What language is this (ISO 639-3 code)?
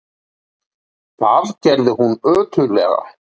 isl